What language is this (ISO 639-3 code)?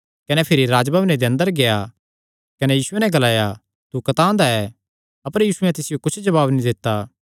xnr